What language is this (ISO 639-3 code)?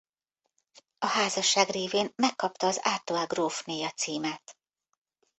hun